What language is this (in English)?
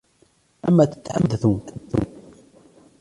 Arabic